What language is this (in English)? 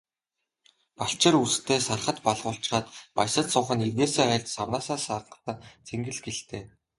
Mongolian